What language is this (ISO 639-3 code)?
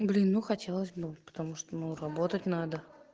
rus